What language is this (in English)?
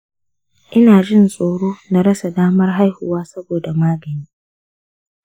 Hausa